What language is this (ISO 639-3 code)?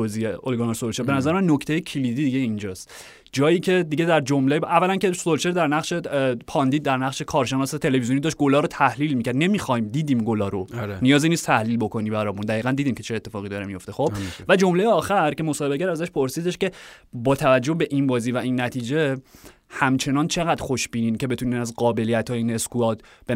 fas